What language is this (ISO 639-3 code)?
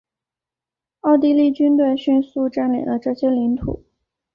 zho